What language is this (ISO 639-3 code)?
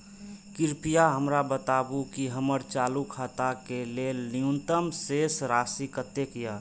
mai